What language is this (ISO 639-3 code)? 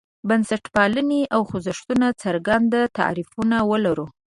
pus